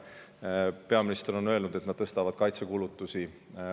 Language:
Estonian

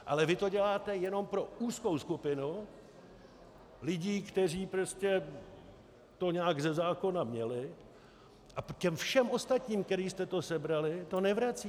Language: Czech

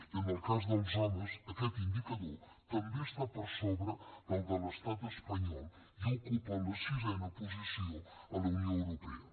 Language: Catalan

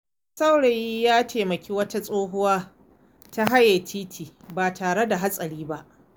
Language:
Hausa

